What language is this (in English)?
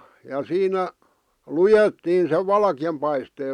Finnish